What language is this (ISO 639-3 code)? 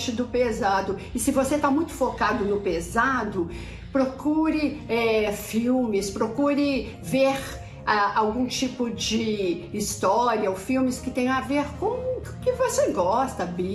por